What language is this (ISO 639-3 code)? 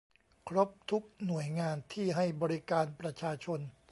tha